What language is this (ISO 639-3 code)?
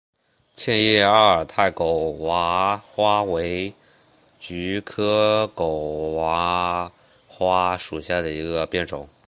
zho